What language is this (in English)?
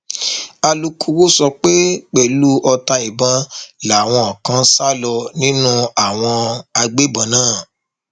Yoruba